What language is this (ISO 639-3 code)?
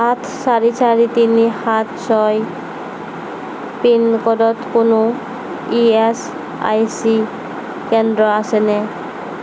asm